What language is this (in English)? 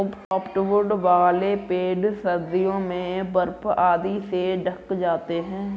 Hindi